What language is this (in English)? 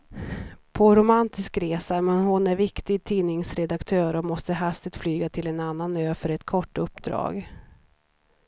Swedish